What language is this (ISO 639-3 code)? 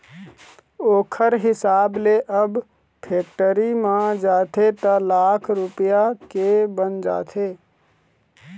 hne